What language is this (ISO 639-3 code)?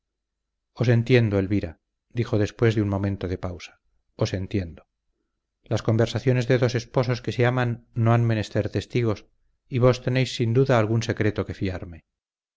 spa